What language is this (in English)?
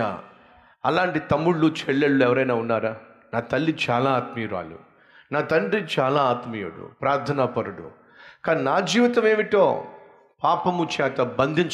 Telugu